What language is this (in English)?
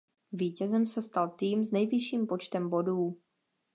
Czech